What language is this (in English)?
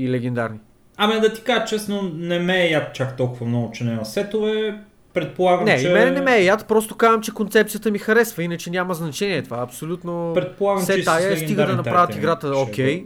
Bulgarian